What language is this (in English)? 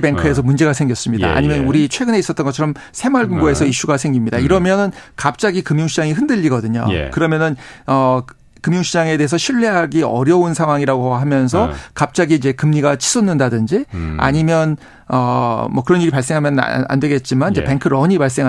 Korean